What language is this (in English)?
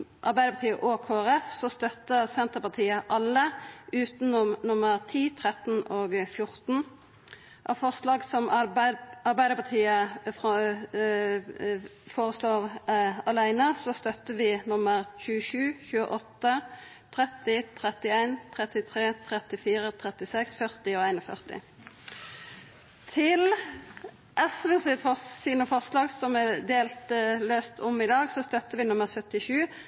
Norwegian Nynorsk